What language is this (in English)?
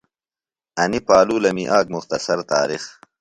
Phalura